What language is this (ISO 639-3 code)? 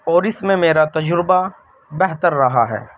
urd